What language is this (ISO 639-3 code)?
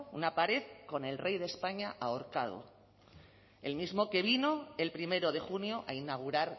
spa